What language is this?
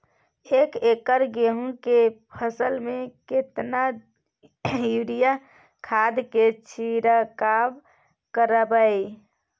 Maithili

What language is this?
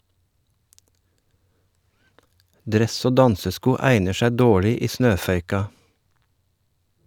Norwegian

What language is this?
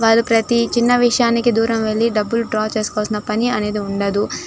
Telugu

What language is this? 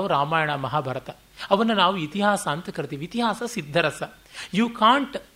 Kannada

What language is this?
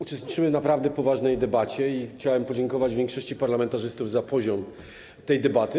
Polish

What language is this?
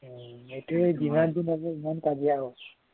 Assamese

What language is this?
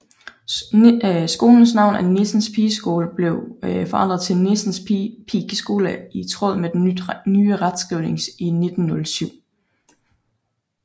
Danish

